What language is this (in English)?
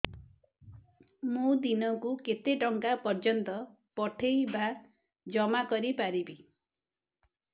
Odia